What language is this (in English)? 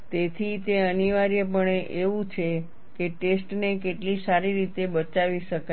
Gujarati